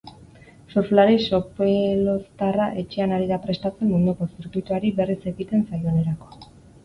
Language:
Basque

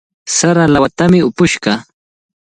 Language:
Cajatambo North Lima Quechua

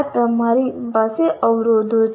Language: Gujarati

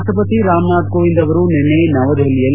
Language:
Kannada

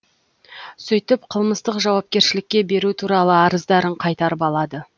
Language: Kazakh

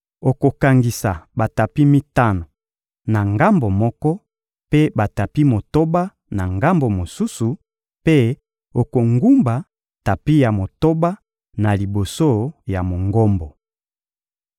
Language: Lingala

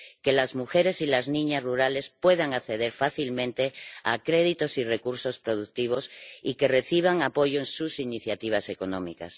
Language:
Spanish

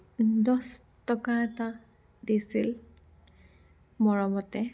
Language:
Assamese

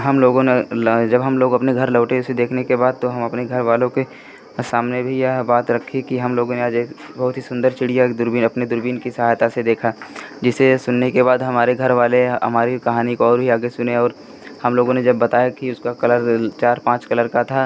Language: Hindi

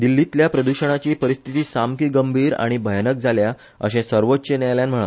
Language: Konkani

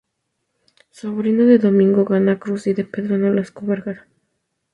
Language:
Spanish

